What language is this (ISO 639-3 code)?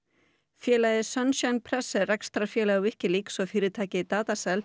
isl